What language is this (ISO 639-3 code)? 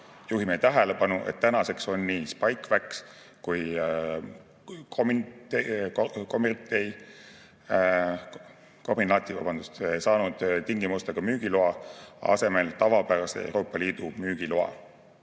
est